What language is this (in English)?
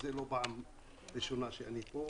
Hebrew